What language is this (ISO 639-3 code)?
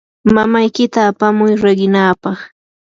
qur